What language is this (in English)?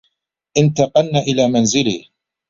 Arabic